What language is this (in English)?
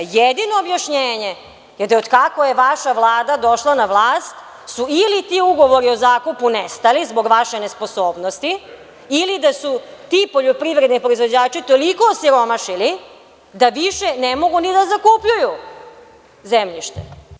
Serbian